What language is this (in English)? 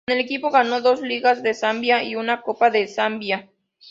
Spanish